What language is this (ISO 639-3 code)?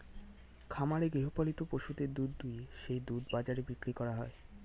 ben